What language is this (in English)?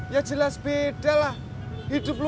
Indonesian